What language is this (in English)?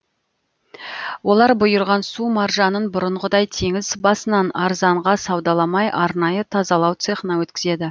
Kazakh